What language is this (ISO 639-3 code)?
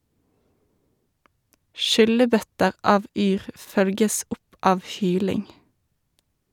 nor